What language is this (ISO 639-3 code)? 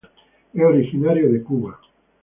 spa